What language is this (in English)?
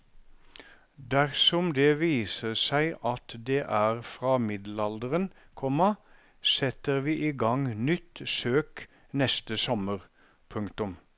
Norwegian